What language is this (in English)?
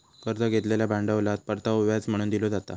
Marathi